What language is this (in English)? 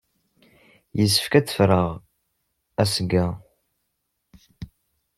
Kabyle